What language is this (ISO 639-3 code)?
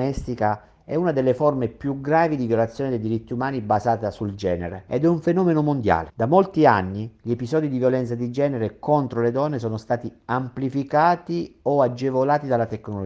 ita